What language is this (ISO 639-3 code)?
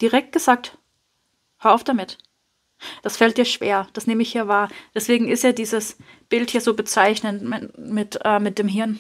deu